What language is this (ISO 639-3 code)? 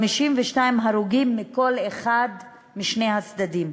heb